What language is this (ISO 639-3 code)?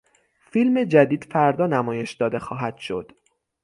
fas